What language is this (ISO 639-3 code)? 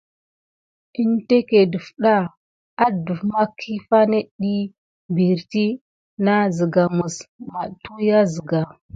gid